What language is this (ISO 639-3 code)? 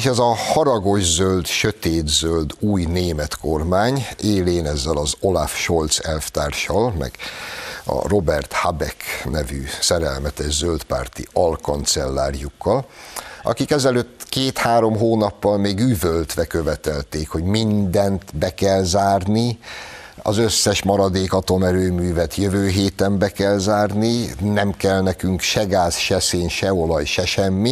hun